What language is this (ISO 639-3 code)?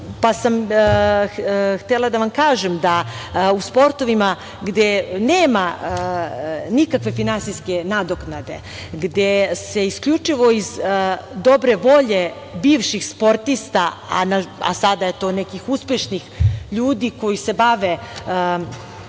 srp